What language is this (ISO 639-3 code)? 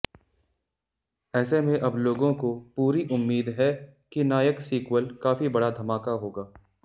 hin